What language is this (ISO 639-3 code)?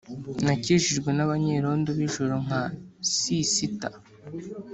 kin